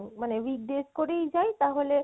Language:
Bangla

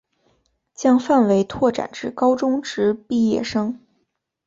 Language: Chinese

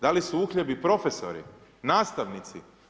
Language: Croatian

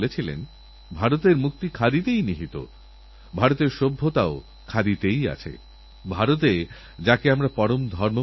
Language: Bangla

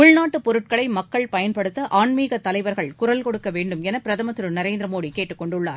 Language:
Tamil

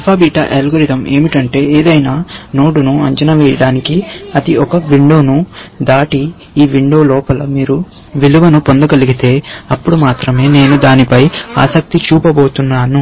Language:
Telugu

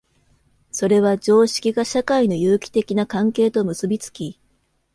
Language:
Japanese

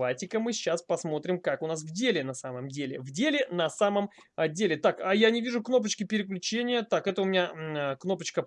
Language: Russian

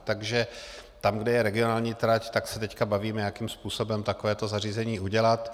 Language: Czech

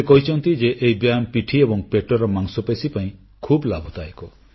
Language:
Odia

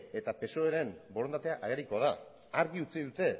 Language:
Basque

